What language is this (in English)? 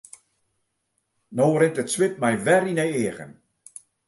Western Frisian